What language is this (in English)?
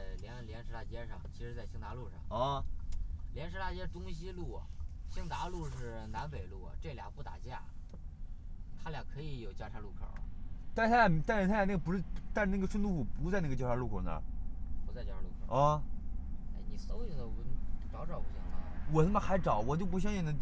Chinese